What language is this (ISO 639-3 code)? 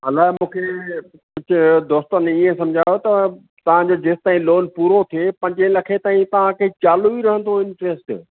snd